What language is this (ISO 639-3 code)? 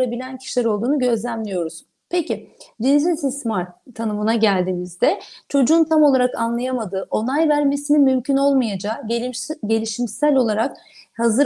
tur